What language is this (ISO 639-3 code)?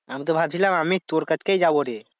ben